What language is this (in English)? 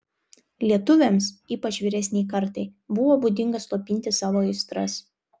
Lithuanian